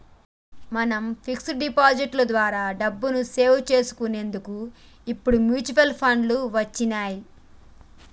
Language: Telugu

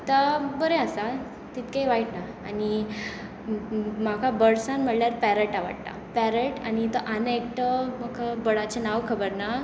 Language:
Konkani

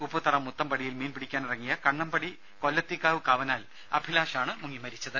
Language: Malayalam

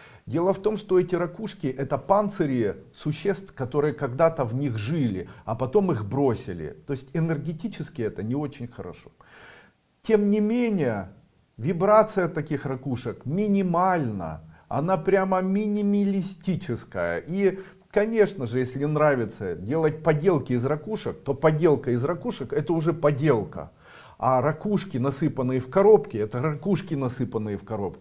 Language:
Russian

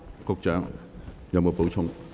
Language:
Cantonese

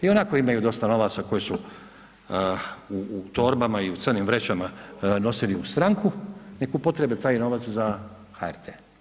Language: Croatian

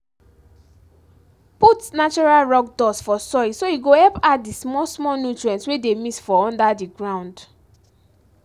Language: Nigerian Pidgin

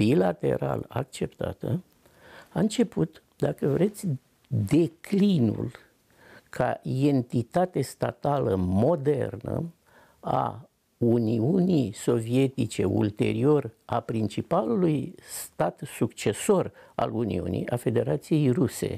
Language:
Romanian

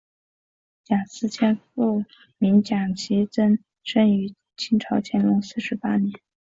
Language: Chinese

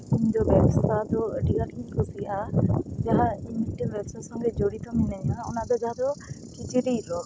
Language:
Santali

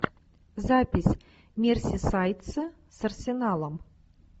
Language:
Russian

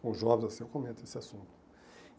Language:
Portuguese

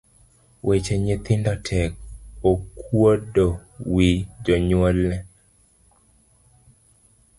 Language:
Luo (Kenya and Tanzania)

